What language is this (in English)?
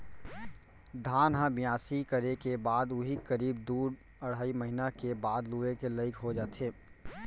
Chhattisgarhi